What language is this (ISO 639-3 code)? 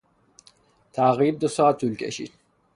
fas